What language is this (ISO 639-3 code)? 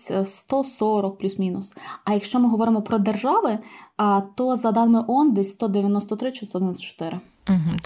ukr